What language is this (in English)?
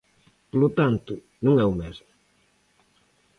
Galician